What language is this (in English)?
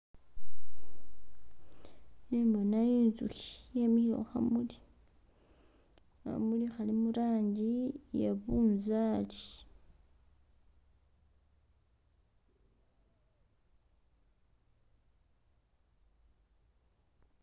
Masaaba